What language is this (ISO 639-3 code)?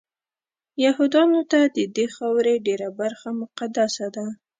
pus